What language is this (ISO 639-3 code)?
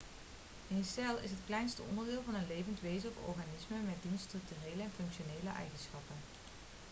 nld